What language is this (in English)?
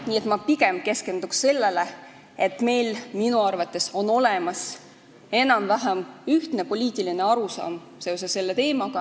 Estonian